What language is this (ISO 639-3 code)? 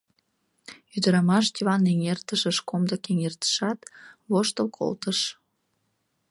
chm